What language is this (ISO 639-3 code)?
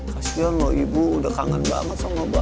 ind